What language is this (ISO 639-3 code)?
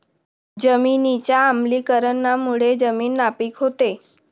mar